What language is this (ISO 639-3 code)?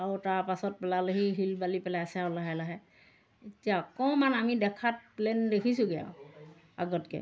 asm